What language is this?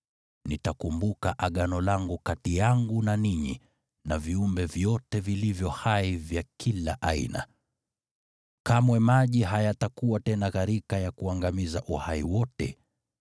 Swahili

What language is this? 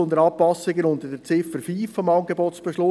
Swiss German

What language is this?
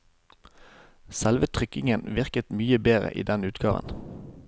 Norwegian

